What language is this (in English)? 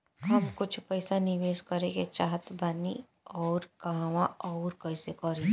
Bhojpuri